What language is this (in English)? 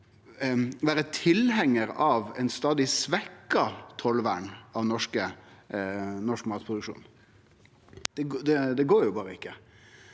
Norwegian